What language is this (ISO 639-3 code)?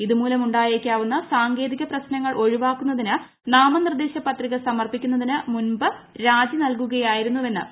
mal